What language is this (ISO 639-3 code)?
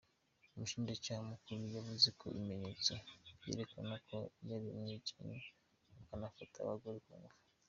kin